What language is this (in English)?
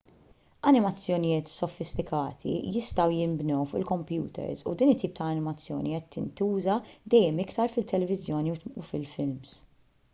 Maltese